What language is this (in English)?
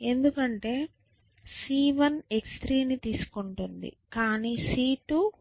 Telugu